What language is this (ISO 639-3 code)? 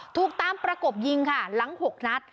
tha